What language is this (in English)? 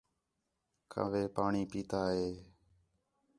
Khetrani